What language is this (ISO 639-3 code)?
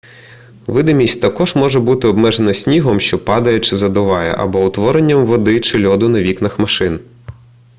ukr